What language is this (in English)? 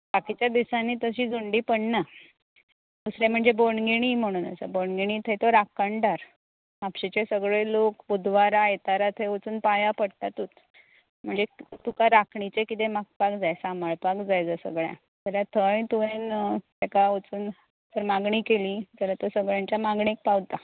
Konkani